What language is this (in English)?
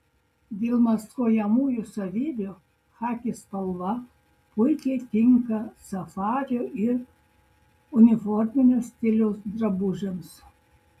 Lithuanian